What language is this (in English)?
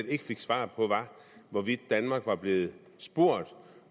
Danish